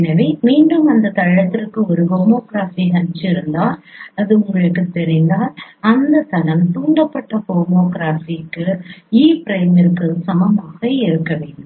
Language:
Tamil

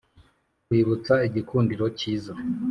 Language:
Kinyarwanda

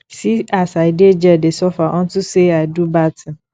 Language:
Nigerian Pidgin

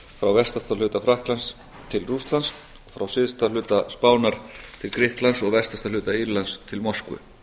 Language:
Icelandic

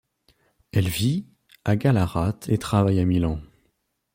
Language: French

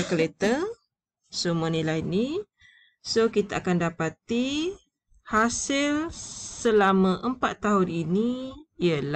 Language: Malay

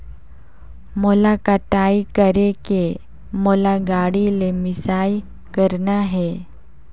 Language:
Chhattisgarhi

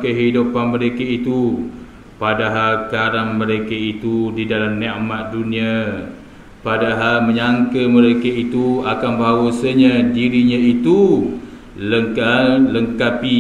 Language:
Malay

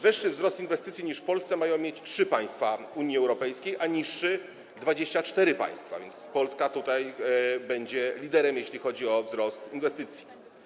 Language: Polish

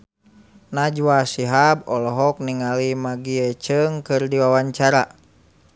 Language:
Sundanese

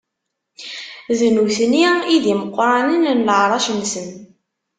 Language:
Kabyle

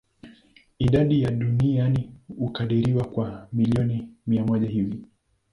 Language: Swahili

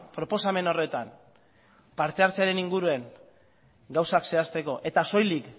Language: Basque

